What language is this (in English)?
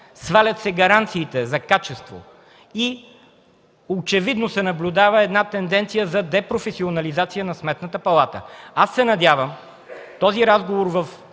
Bulgarian